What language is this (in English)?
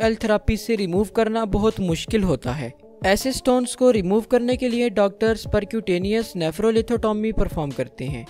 Hindi